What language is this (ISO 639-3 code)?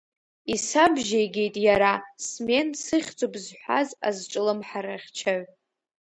abk